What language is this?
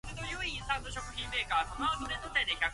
Japanese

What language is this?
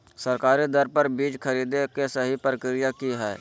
Magahi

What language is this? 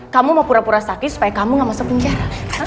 Indonesian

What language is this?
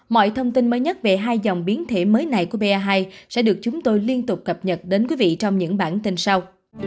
Vietnamese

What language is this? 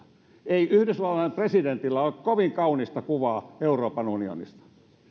Finnish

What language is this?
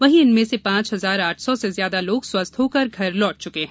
Hindi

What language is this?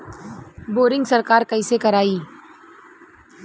Bhojpuri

